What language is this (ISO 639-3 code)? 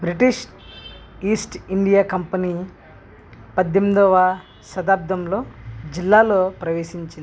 tel